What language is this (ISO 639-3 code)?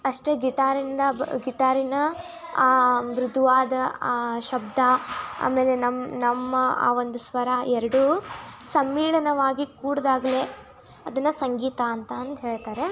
kan